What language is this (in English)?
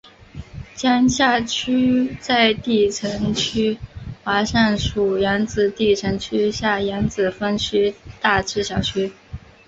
Chinese